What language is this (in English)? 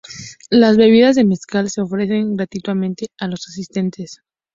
Spanish